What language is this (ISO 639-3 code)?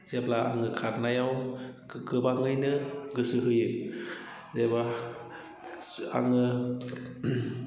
brx